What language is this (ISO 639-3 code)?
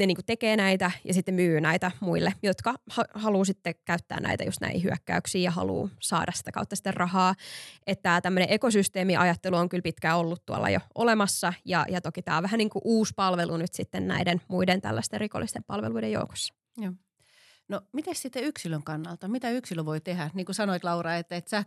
fin